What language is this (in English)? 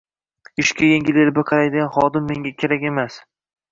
Uzbek